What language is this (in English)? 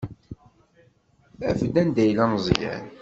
Kabyle